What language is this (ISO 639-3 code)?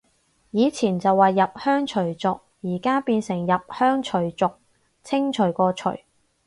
yue